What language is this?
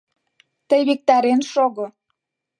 Mari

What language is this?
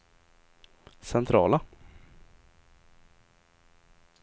Swedish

